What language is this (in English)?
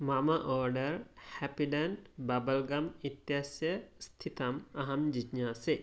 Sanskrit